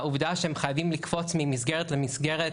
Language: Hebrew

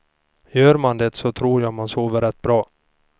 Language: Swedish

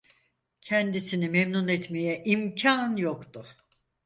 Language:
Turkish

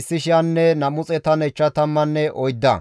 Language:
Gamo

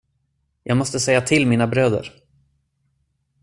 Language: Swedish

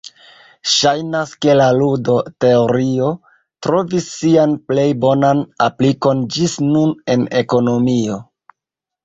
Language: Esperanto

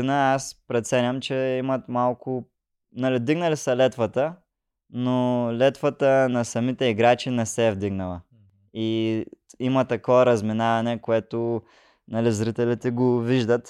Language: Bulgarian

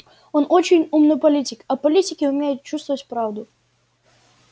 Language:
Russian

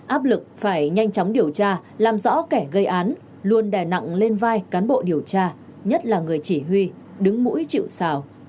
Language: Vietnamese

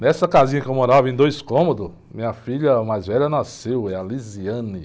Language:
Portuguese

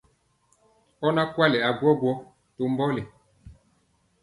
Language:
Mpiemo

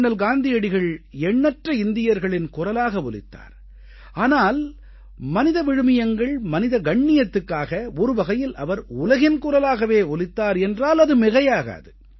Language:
Tamil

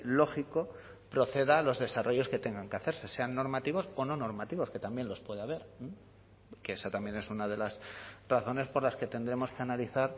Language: Spanish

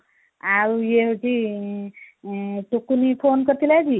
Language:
Odia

